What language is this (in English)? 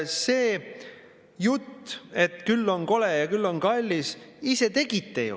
Estonian